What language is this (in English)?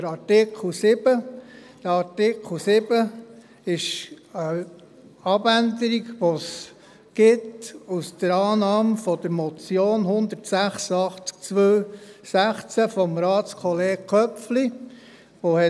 Swiss German